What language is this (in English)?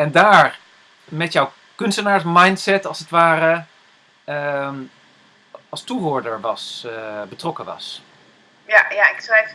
Dutch